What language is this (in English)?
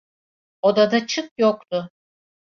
Turkish